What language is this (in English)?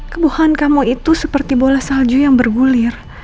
Indonesian